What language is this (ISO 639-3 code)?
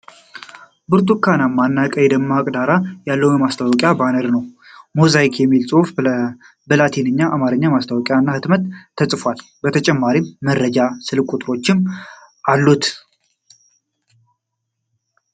amh